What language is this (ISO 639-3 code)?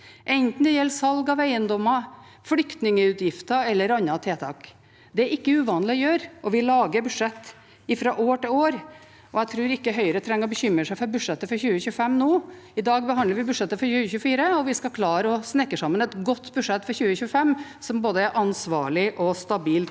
nor